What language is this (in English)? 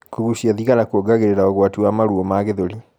Kikuyu